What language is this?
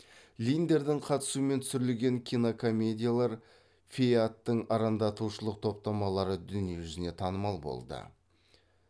Kazakh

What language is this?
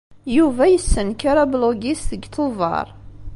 Kabyle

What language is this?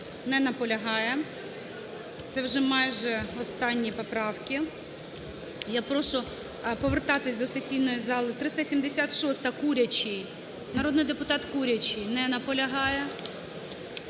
Ukrainian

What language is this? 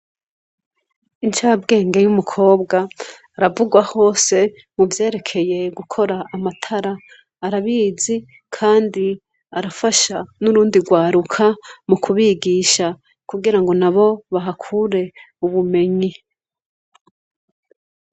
Rundi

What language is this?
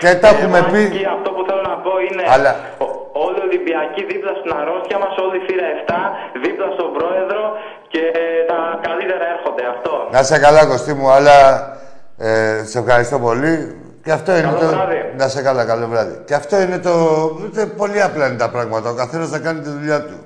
Greek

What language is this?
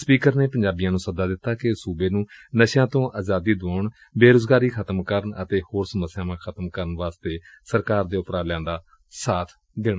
Punjabi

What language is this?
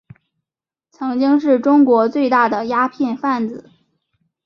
Chinese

